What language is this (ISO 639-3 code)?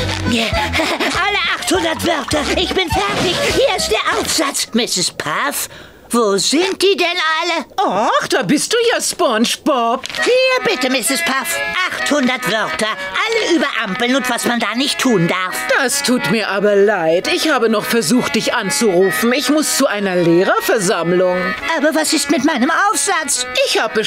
deu